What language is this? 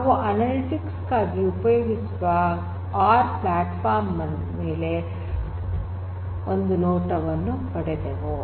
Kannada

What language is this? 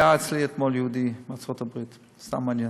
Hebrew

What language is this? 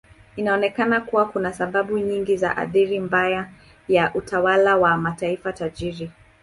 Swahili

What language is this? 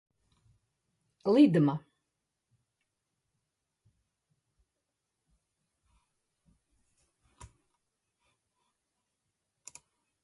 Latvian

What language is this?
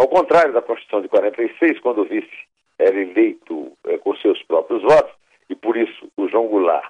Portuguese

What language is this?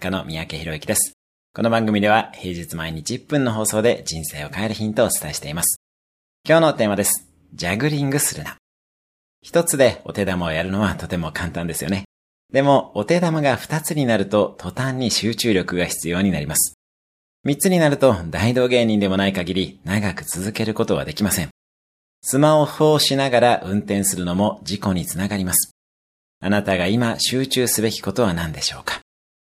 Japanese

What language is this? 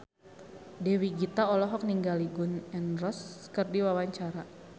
Sundanese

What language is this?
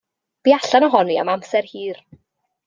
Welsh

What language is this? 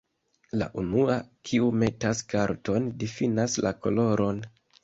Esperanto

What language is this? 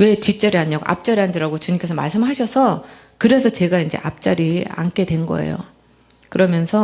Korean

